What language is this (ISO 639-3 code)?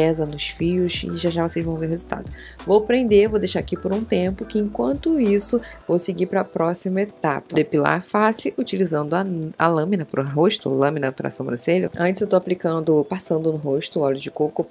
por